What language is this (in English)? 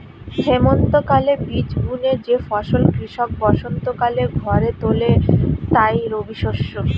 Bangla